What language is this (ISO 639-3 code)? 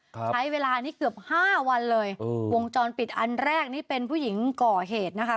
tha